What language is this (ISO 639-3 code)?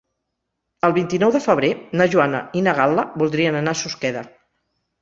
cat